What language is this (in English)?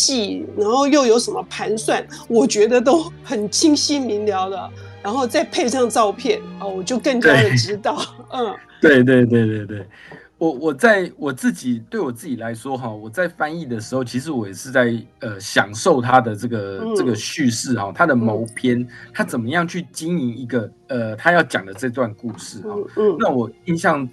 Chinese